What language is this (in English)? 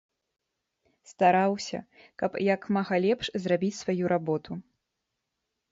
Belarusian